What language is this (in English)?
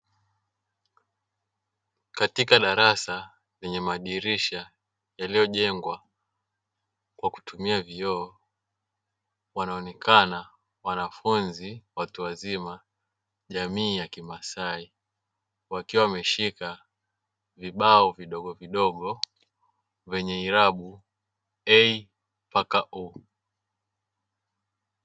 Swahili